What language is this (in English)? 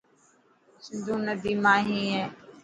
Dhatki